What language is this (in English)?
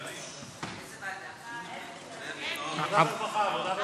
Hebrew